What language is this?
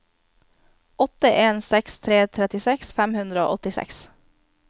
Norwegian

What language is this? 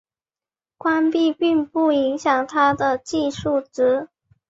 Chinese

